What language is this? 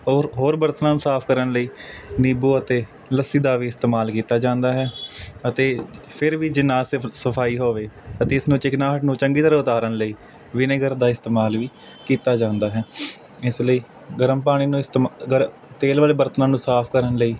Punjabi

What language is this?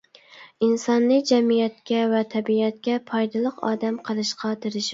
Uyghur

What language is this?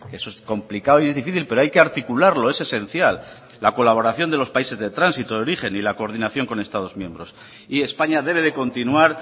Spanish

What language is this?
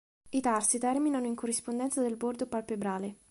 Italian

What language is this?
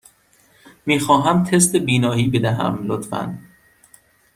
Persian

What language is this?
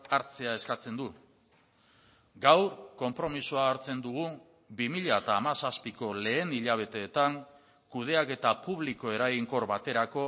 Basque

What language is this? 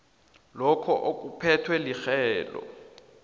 South Ndebele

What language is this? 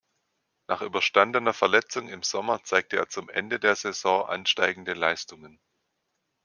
German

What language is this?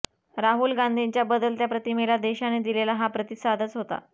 Marathi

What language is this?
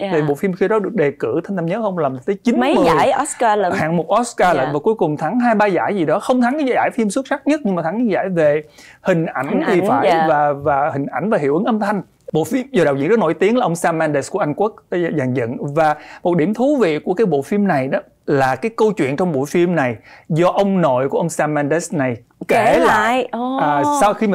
Vietnamese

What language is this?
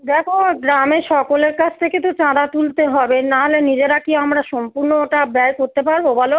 Bangla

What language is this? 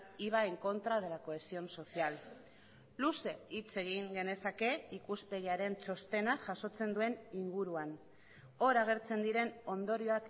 Basque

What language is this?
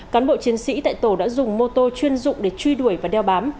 Vietnamese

